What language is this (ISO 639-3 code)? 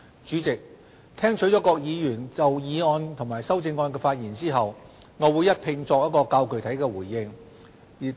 yue